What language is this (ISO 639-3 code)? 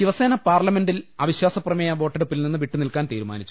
mal